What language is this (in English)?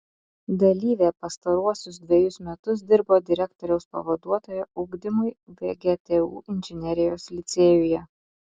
Lithuanian